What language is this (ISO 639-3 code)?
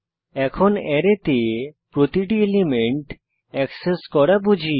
ben